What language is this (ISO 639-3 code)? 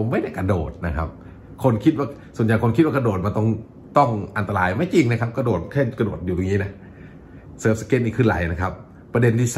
tha